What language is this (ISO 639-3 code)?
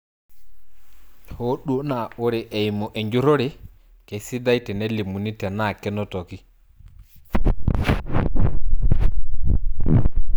mas